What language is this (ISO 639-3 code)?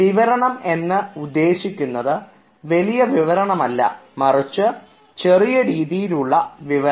mal